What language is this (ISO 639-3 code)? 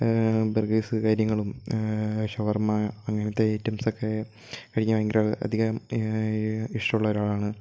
mal